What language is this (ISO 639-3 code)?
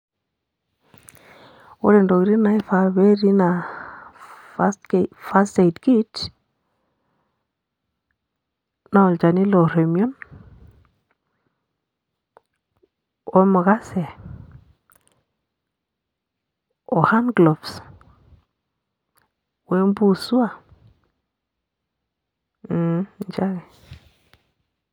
mas